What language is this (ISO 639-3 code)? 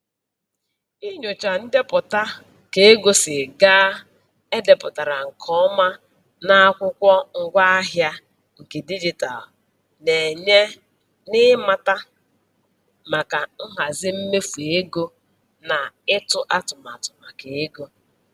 ibo